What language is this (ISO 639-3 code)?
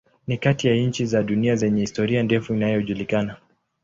swa